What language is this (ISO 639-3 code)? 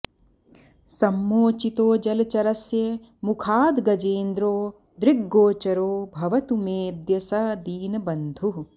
san